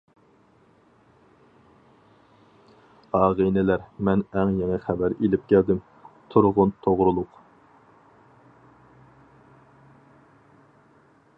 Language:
Uyghur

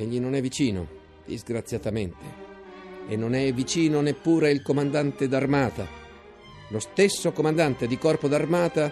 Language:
Italian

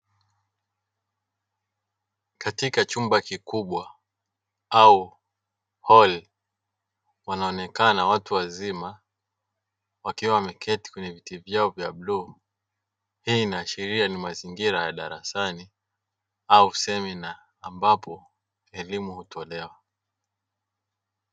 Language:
Swahili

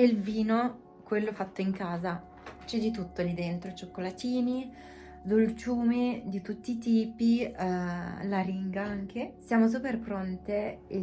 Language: Italian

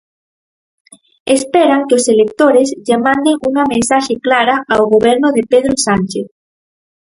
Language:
Galician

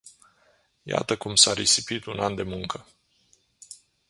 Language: Romanian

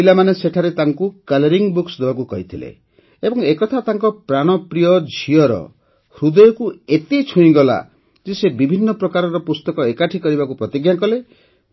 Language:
Odia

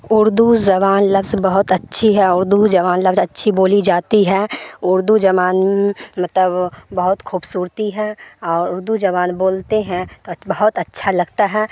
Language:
Urdu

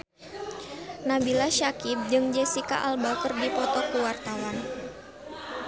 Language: Sundanese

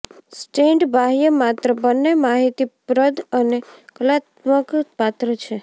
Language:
Gujarati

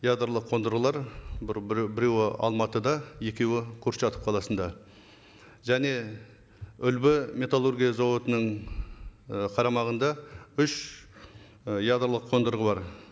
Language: Kazakh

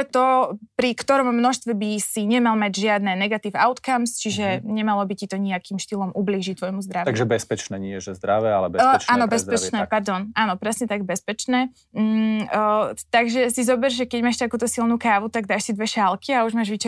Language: Slovak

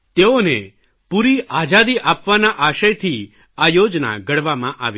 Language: Gujarati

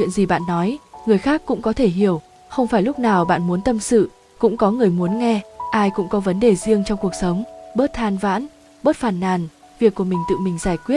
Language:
Vietnamese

